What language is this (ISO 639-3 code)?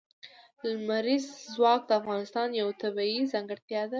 pus